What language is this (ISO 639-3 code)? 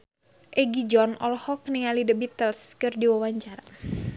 sun